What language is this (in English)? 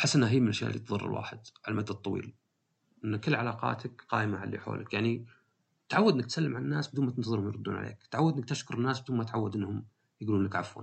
Arabic